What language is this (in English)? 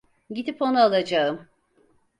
Turkish